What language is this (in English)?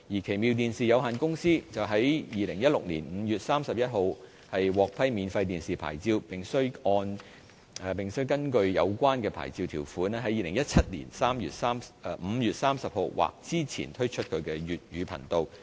Cantonese